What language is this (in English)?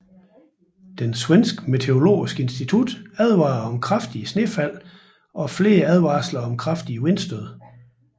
Danish